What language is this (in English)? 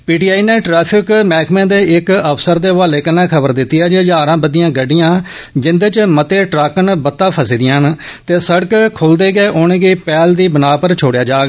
Dogri